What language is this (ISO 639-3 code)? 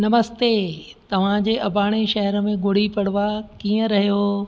snd